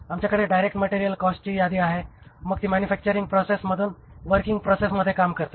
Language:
Marathi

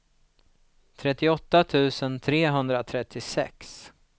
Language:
Swedish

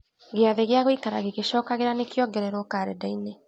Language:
Kikuyu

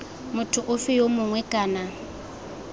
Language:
Tswana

